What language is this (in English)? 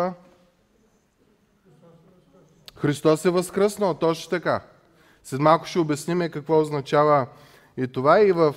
Bulgarian